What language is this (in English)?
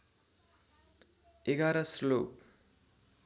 Nepali